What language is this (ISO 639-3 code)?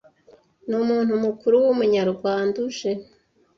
kin